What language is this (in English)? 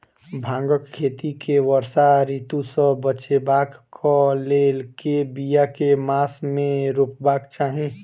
Maithili